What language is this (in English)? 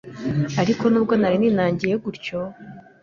Kinyarwanda